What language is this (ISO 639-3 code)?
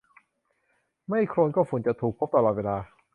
tha